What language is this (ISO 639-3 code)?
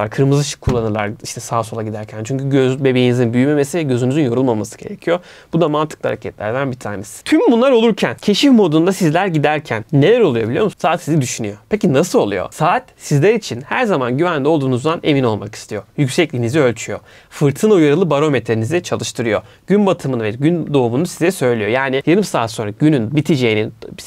tur